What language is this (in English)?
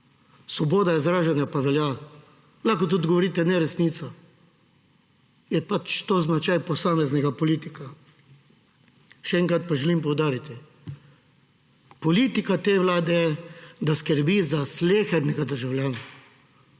Slovenian